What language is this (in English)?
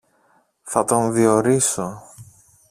Greek